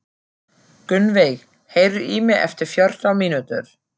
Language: Icelandic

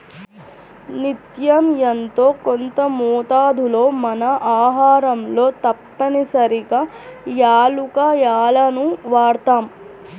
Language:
Telugu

